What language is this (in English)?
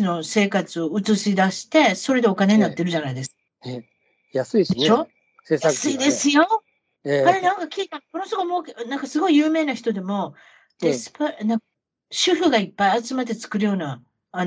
Japanese